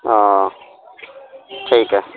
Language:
Urdu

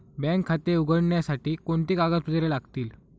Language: Marathi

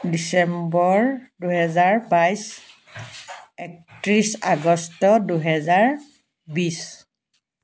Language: Assamese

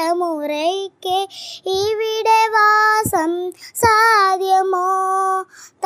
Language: Malayalam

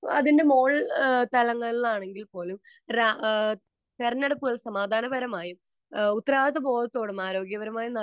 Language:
Malayalam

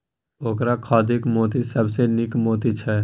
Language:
Maithili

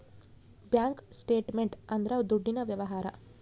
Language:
Kannada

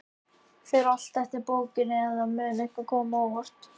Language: Icelandic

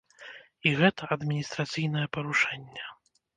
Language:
Belarusian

